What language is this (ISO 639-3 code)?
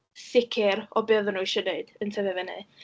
cym